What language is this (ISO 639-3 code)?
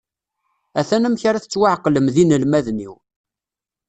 kab